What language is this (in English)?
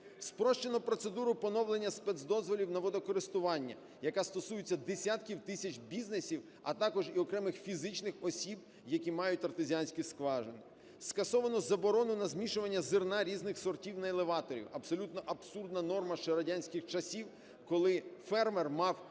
Ukrainian